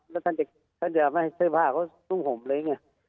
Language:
Thai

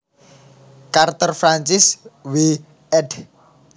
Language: Javanese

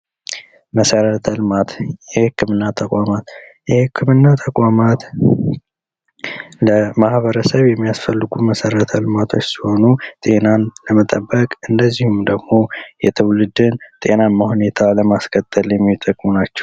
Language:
Amharic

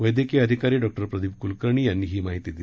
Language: Marathi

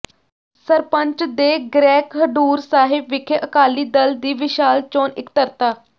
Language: Punjabi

